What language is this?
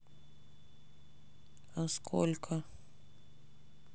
Russian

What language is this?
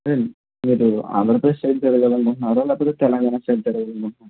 Telugu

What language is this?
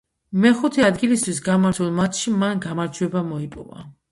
Georgian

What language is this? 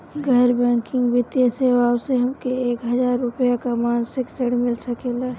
Bhojpuri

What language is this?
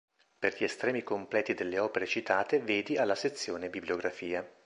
Italian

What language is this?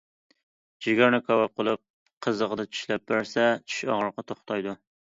Uyghur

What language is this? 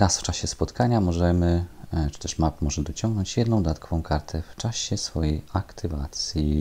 Polish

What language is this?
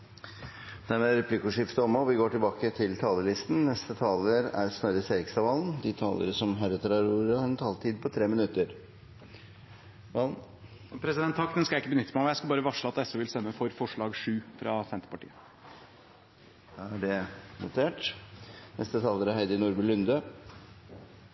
Norwegian Bokmål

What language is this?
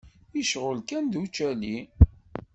Kabyle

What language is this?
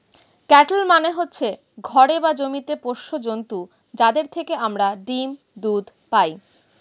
Bangla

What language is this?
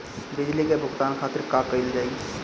Bhojpuri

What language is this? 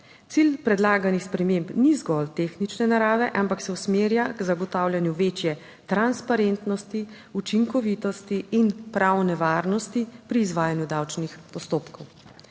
Slovenian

